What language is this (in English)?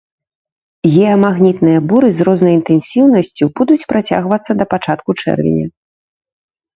Belarusian